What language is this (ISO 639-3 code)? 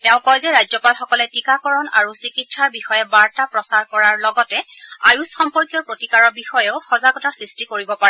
asm